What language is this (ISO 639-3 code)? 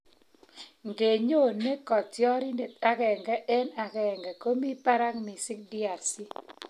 kln